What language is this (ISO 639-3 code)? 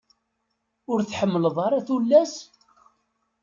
kab